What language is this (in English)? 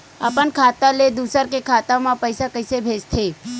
Chhattisgarhi